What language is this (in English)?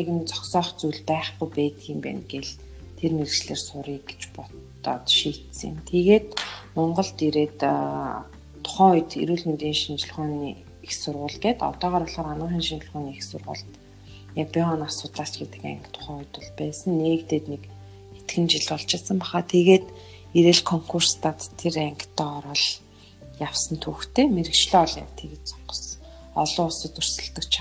Russian